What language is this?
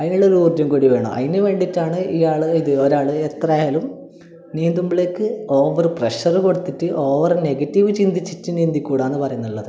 Malayalam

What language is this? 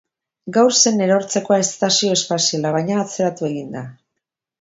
Basque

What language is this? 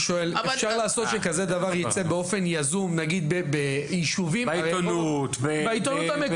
Hebrew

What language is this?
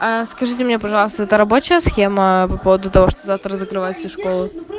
Russian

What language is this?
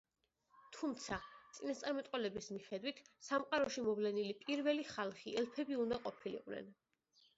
Georgian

